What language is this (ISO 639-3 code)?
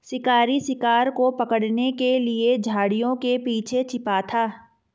hin